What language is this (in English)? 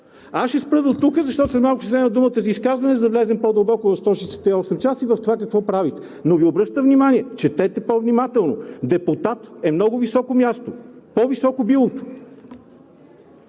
Bulgarian